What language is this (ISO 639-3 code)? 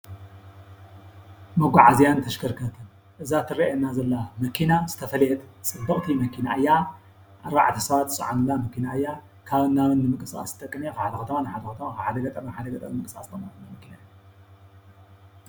tir